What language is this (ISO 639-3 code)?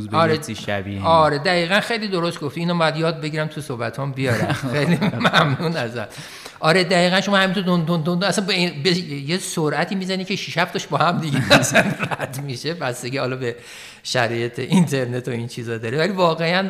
fas